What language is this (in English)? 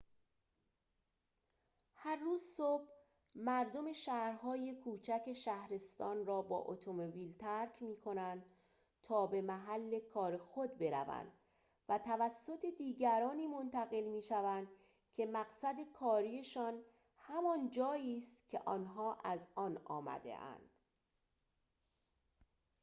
Persian